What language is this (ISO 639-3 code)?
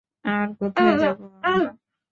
ben